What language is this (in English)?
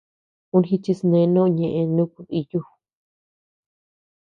Tepeuxila Cuicatec